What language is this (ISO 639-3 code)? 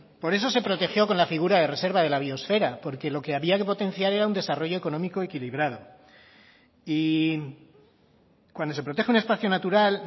spa